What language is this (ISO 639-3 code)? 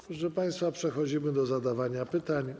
pol